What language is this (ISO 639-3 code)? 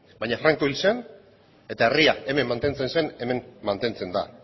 eus